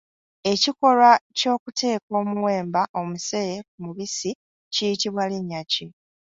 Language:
Ganda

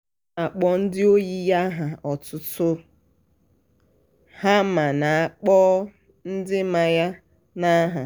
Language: Igbo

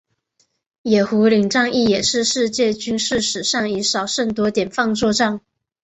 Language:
Chinese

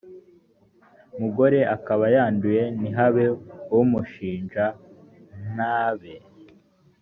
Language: Kinyarwanda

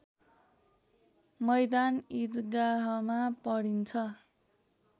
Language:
Nepali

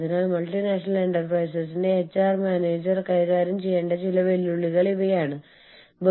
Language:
Malayalam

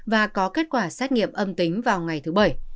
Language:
Vietnamese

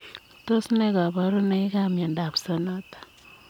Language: Kalenjin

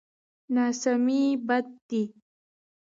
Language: Pashto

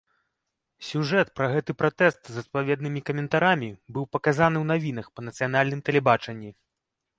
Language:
Belarusian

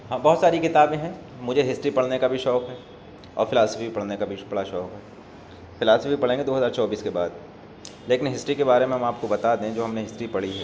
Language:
Urdu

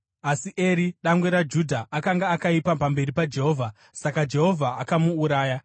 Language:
Shona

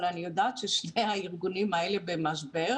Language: Hebrew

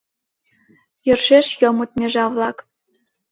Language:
Mari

